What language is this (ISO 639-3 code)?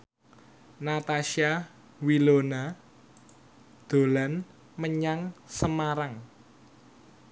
jav